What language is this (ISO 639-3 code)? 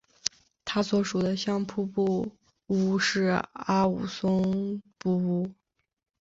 zho